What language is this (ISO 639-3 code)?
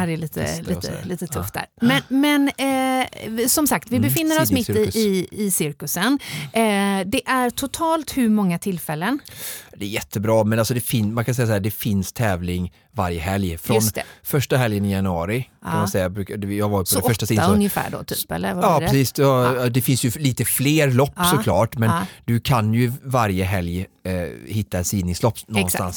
swe